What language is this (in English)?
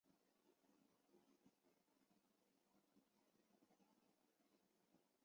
Chinese